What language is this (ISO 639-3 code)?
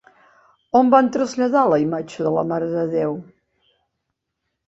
cat